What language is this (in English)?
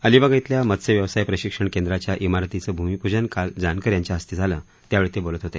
Marathi